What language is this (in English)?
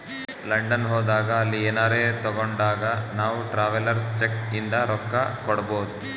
Kannada